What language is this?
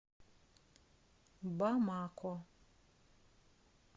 Russian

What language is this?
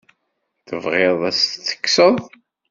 Kabyle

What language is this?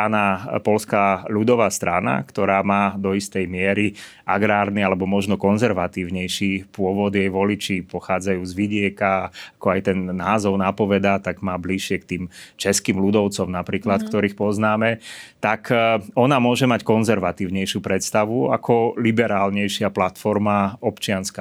Slovak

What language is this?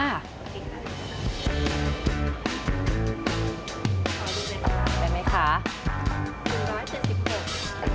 Thai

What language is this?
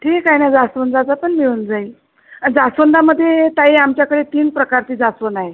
Marathi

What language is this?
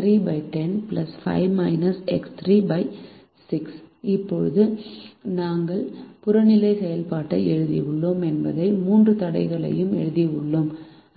Tamil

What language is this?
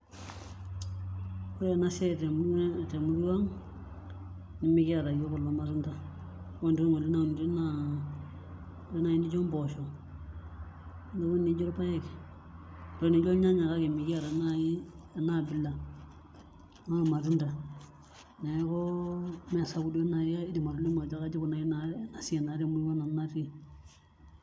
Masai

